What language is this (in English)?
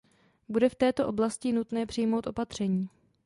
Czech